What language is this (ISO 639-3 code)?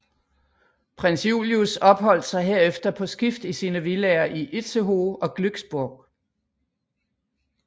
dan